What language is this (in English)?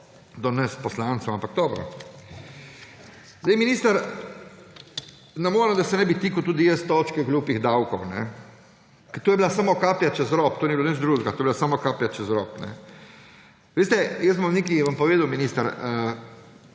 Slovenian